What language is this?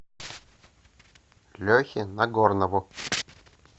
Russian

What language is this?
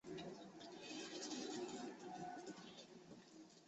Chinese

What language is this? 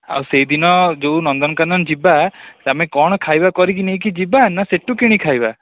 Odia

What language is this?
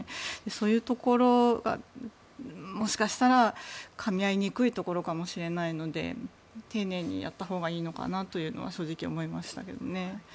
Japanese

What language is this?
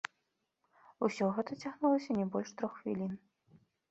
Belarusian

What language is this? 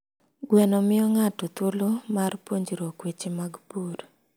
Luo (Kenya and Tanzania)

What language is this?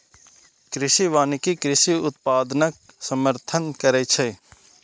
Maithili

